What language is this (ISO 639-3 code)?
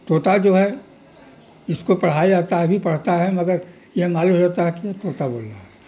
urd